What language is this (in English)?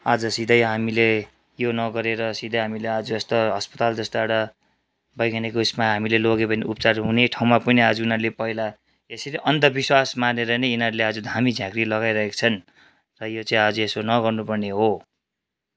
Nepali